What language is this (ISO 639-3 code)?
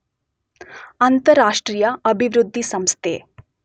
kan